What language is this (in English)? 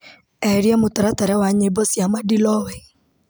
Kikuyu